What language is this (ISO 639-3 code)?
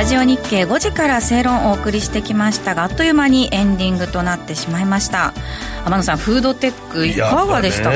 jpn